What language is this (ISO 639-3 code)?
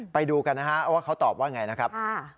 tha